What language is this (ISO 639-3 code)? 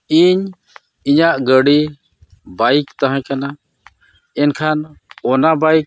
sat